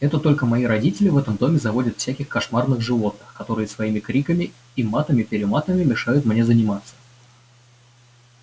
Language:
Russian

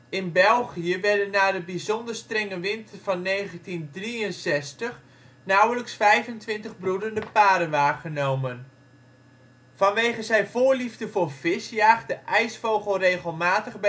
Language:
Dutch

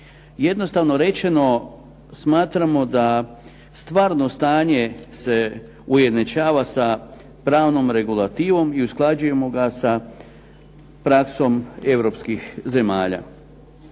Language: Croatian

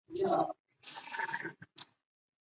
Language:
Chinese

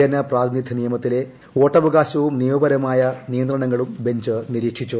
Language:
Malayalam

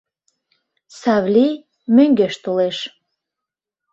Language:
Mari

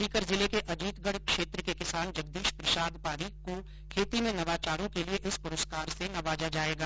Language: Hindi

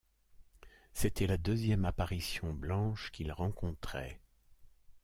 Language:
French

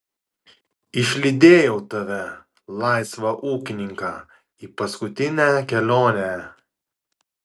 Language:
Lithuanian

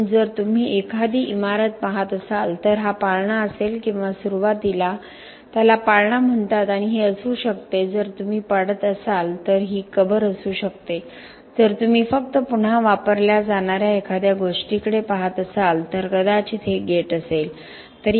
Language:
Marathi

